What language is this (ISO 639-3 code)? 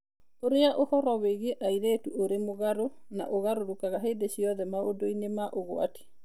kik